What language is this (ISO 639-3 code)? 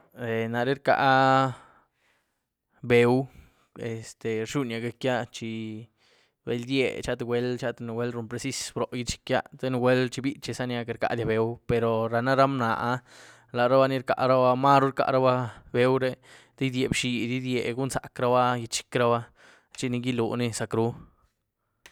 ztu